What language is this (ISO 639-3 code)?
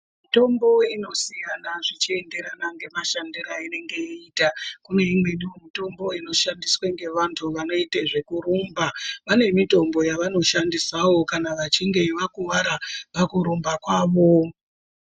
ndc